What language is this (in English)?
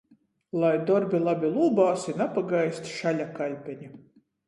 Latgalian